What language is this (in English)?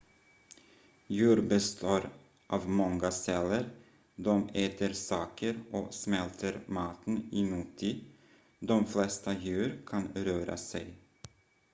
Swedish